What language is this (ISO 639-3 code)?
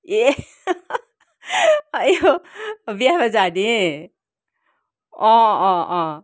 nep